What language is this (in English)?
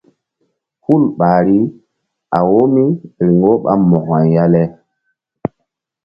Mbum